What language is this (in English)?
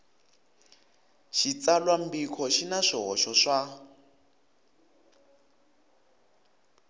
Tsonga